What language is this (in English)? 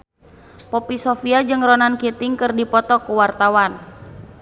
Sundanese